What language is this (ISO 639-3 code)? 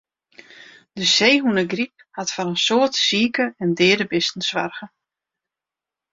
fry